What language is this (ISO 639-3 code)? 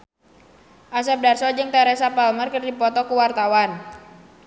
sun